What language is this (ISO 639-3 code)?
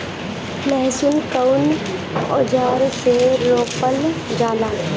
bho